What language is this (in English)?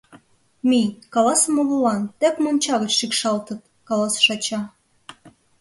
Mari